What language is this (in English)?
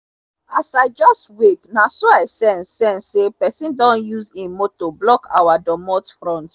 Nigerian Pidgin